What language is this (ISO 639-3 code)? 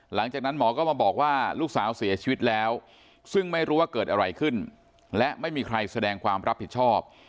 tha